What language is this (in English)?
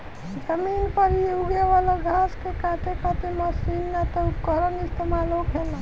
Bhojpuri